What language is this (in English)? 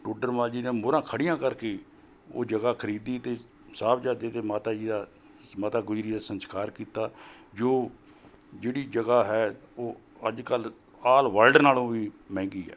Punjabi